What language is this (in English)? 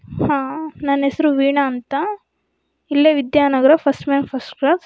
Kannada